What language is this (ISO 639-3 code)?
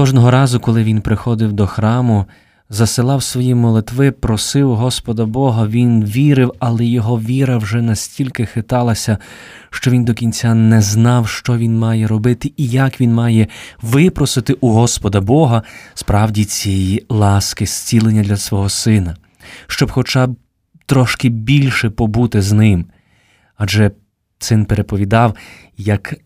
ukr